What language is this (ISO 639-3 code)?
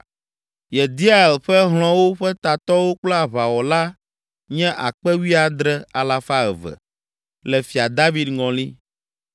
ewe